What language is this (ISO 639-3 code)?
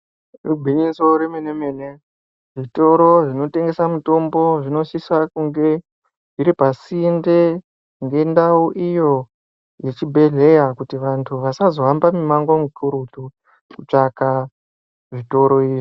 ndc